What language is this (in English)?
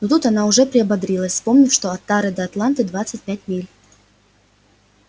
Russian